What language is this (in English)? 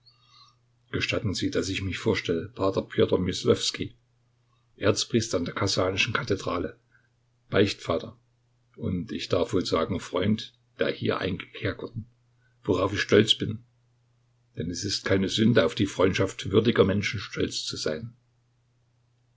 German